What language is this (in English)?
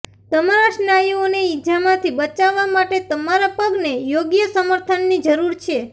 Gujarati